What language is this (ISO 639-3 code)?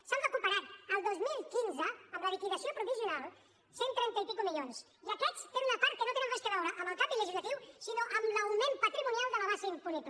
cat